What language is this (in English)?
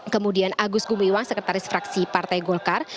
Indonesian